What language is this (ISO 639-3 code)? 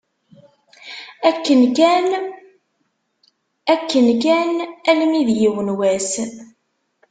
kab